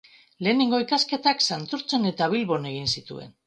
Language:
Basque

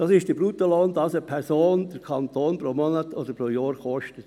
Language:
Swiss German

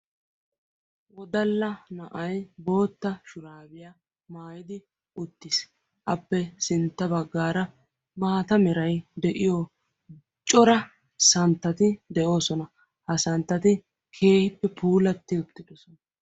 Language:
Wolaytta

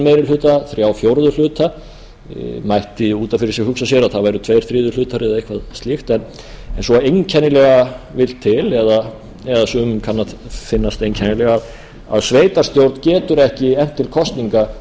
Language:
Icelandic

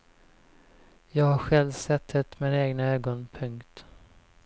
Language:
Swedish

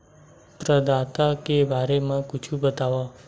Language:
Chhattisgarhi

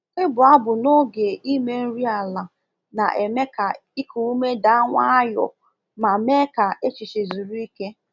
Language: Igbo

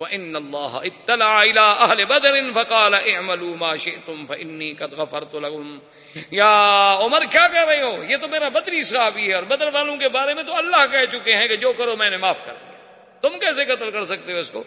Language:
Urdu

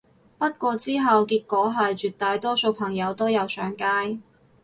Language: Cantonese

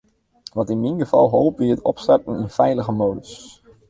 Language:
Western Frisian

